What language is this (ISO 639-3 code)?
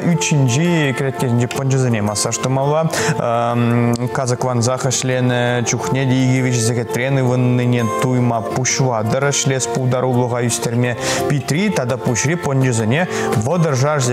rus